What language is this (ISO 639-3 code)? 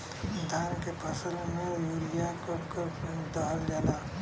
bho